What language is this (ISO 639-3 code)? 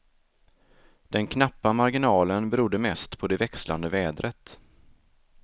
swe